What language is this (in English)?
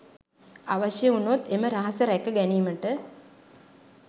Sinhala